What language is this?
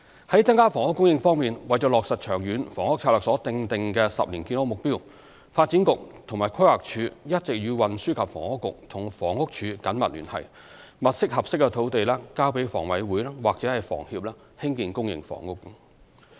Cantonese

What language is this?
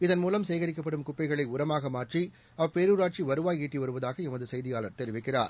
Tamil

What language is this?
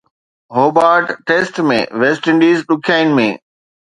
Sindhi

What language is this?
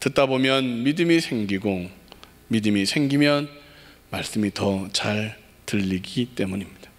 Korean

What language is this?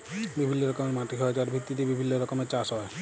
Bangla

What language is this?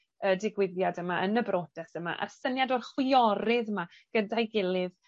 Welsh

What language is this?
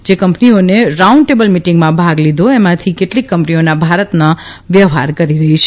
Gujarati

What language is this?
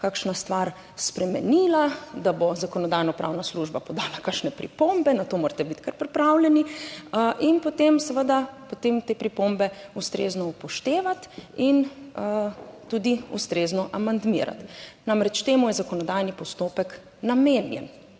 Slovenian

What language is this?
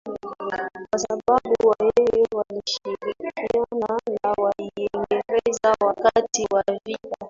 Swahili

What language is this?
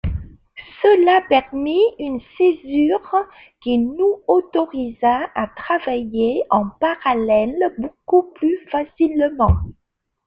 French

